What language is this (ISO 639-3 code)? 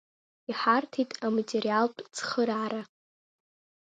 abk